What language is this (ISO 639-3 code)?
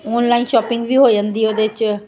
pan